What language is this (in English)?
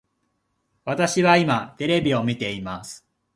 Japanese